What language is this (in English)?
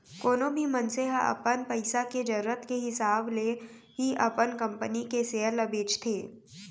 Chhattisgarhi